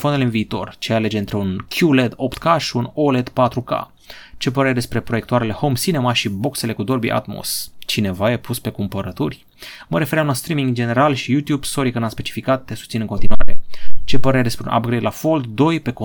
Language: Romanian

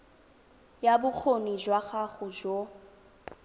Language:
Tswana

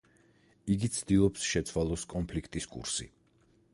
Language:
Georgian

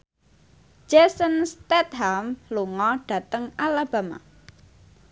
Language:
Javanese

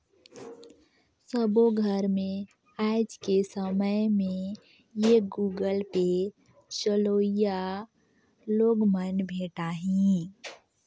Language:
Chhattisgarhi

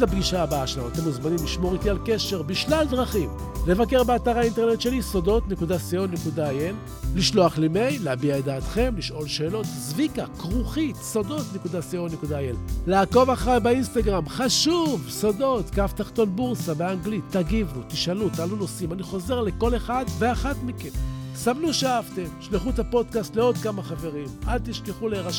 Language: Hebrew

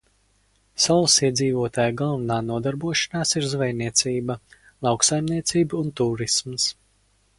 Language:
Latvian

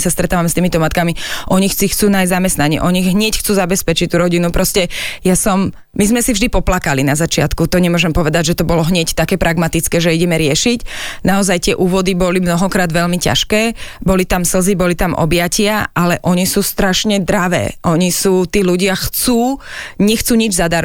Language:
Slovak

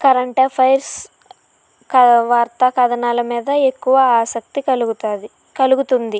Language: Telugu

